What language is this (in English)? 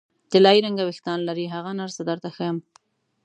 Pashto